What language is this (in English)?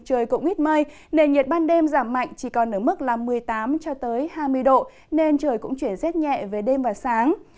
Vietnamese